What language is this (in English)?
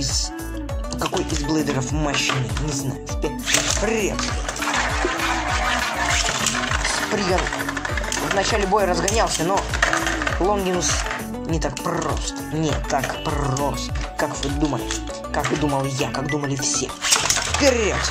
Russian